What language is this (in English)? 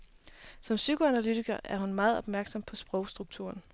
Danish